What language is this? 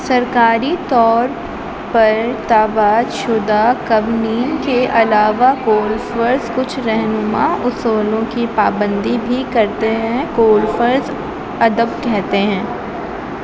Urdu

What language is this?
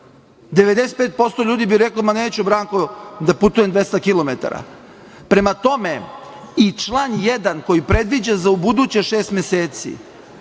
Serbian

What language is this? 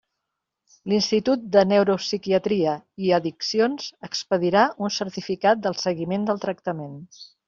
Catalan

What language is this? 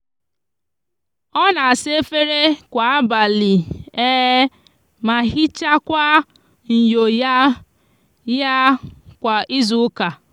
Igbo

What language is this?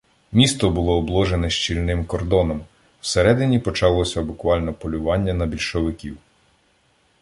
Ukrainian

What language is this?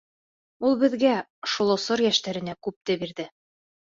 Bashkir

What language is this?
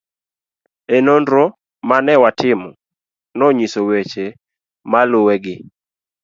Luo (Kenya and Tanzania)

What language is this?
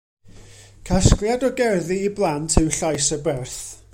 Welsh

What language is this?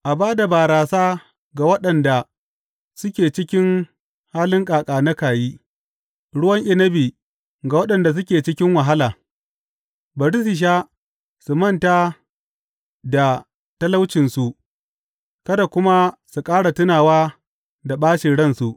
Hausa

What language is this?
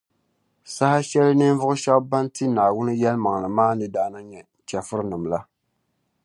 Dagbani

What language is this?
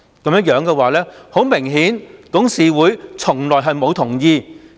Cantonese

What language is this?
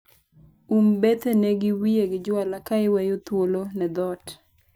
Luo (Kenya and Tanzania)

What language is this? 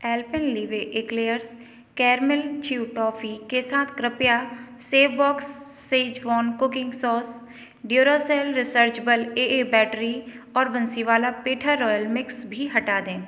Hindi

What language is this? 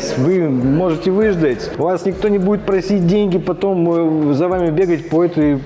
Russian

